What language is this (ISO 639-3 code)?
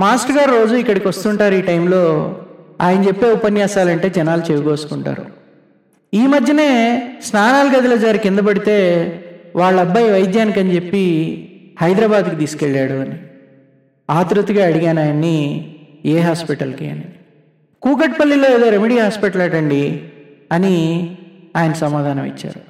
tel